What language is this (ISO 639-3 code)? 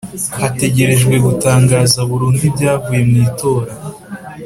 kin